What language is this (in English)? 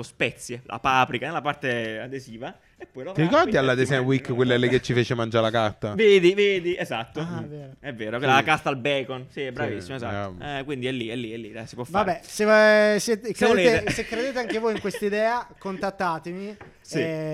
Italian